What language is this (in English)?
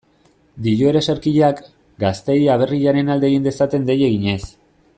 Basque